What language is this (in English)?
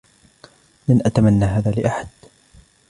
Arabic